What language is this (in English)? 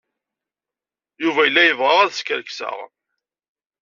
Kabyle